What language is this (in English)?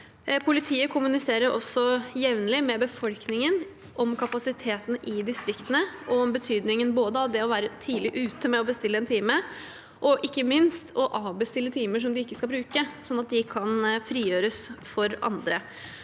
Norwegian